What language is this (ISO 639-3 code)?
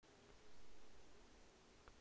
rus